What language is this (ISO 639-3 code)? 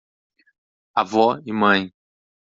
por